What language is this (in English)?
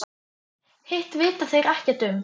Icelandic